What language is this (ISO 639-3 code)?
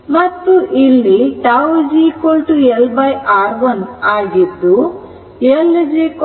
kan